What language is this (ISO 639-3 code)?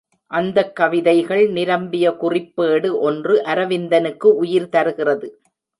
tam